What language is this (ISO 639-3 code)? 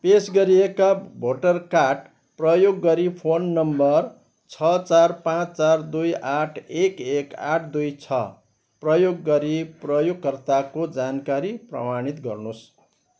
nep